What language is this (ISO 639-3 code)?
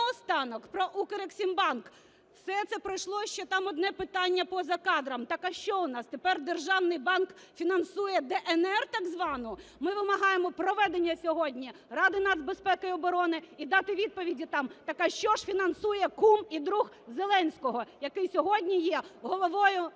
ukr